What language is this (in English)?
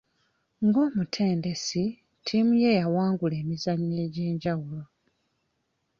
Ganda